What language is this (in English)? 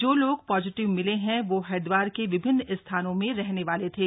Hindi